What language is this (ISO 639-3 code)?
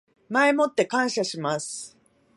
jpn